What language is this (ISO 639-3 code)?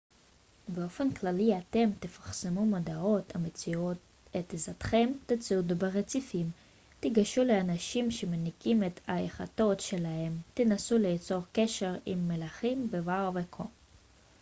heb